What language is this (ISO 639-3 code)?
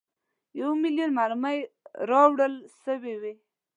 pus